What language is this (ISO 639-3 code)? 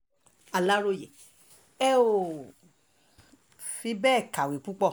yor